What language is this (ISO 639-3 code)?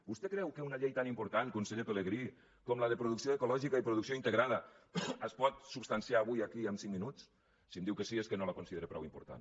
cat